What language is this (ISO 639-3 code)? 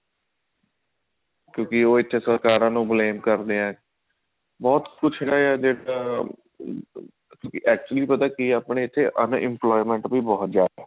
pan